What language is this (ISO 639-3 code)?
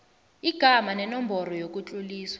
nbl